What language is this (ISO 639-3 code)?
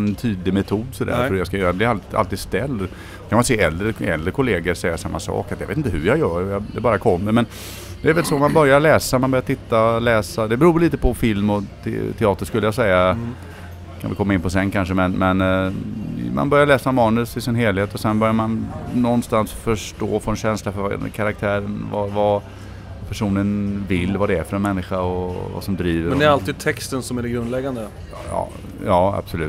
swe